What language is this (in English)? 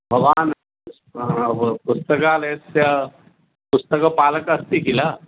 Sanskrit